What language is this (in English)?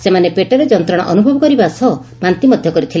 Odia